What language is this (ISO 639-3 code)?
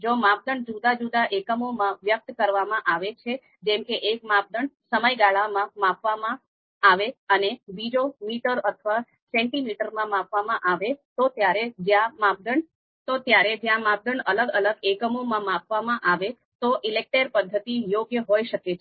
guj